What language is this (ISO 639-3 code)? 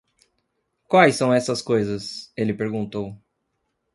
por